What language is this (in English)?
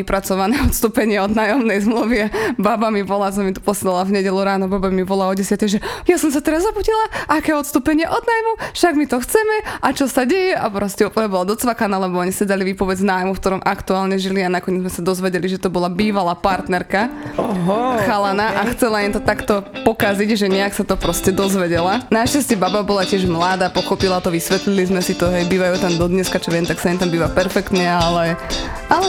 Slovak